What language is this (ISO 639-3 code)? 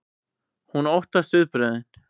isl